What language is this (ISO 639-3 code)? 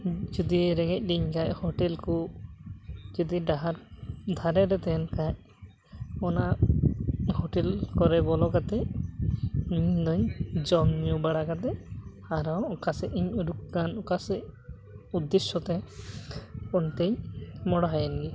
sat